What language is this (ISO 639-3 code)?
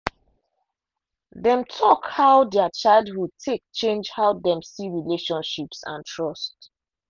pcm